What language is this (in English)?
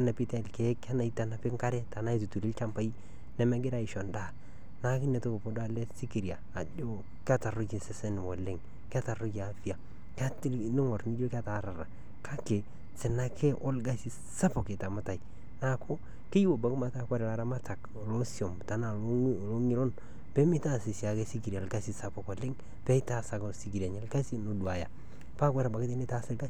Masai